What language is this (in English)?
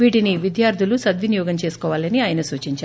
Telugu